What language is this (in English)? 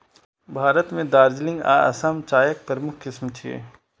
Maithili